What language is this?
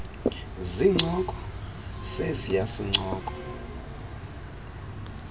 Xhosa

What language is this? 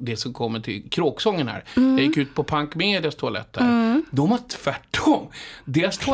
Swedish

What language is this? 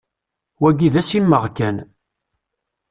Kabyle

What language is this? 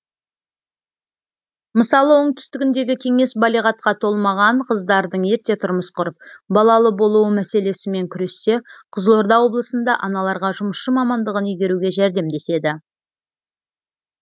Kazakh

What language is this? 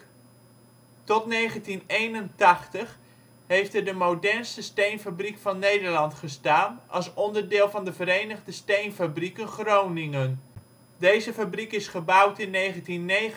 Dutch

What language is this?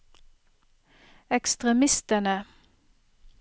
Norwegian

